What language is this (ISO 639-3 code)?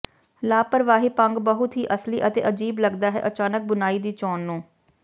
pan